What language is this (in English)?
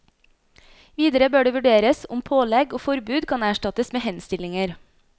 Norwegian